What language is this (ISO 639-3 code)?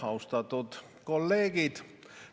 est